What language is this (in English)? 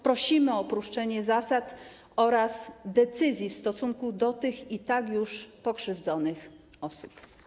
Polish